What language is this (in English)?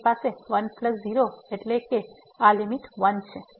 Gujarati